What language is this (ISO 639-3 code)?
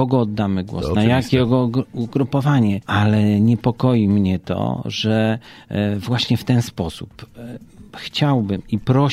pol